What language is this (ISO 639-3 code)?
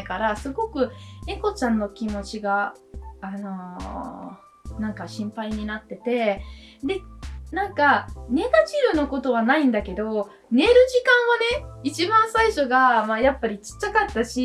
jpn